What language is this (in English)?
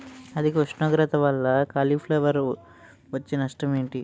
Telugu